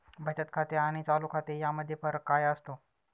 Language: Marathi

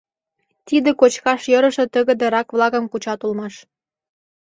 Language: Mari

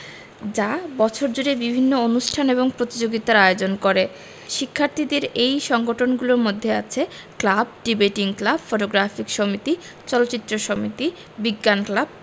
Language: Bangla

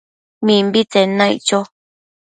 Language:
Matsés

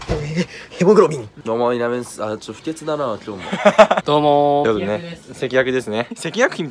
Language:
Japanese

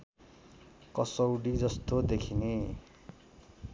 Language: Nepali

